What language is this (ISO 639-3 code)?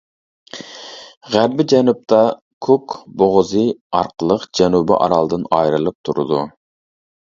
uig